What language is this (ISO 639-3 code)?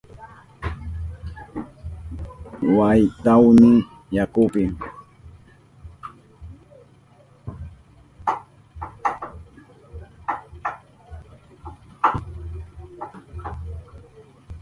qup